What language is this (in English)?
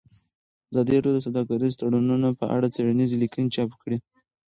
Pashto